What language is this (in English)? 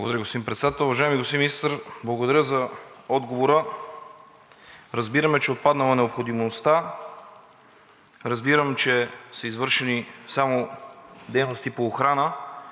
Bulgarian